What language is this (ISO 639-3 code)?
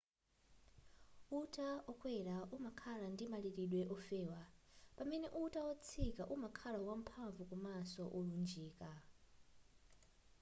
nya